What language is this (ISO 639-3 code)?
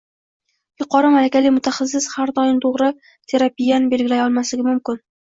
uzb